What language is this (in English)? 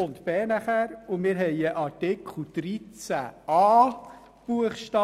Swiss German